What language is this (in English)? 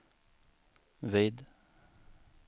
Swedish